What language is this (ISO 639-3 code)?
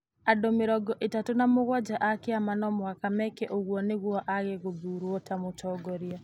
kik